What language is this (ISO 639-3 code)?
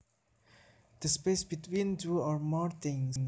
jav